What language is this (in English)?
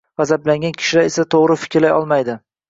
Uzbek